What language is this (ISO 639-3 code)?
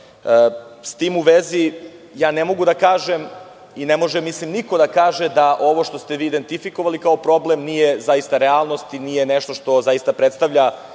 srp